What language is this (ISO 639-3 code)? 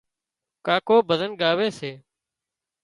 kxp